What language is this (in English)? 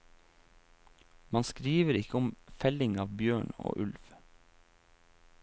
Norwegian